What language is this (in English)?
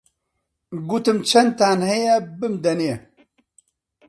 Central Kurdish